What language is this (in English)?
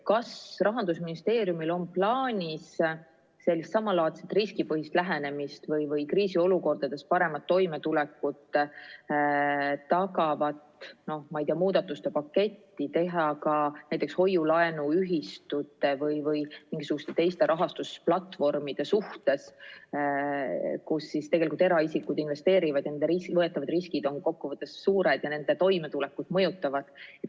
Estonian